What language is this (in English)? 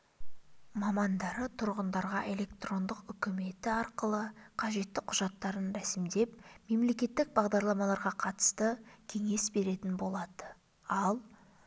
Kazakh